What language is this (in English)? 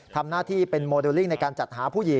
Thai